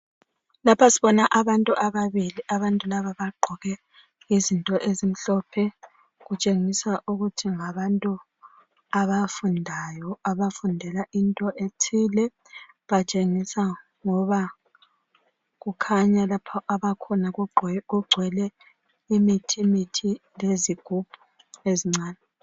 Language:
North Ndebele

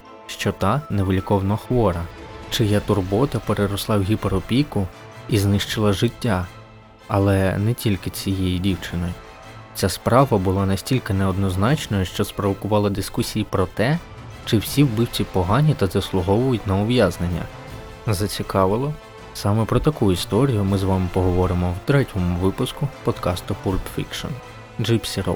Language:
Ukrainian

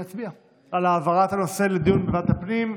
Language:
Hebrew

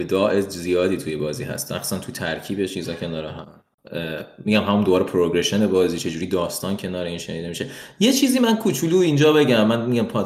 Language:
Persian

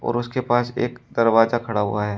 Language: Hindi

